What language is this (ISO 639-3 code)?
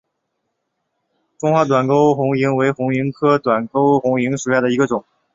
zho